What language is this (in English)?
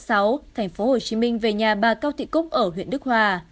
Vietnamese